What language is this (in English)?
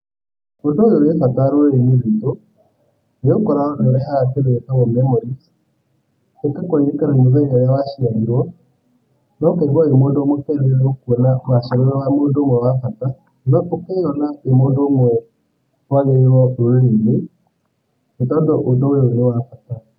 Kikuyu